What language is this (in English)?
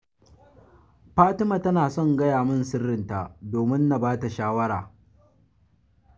Hausa